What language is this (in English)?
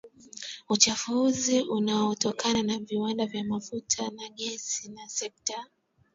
Swahili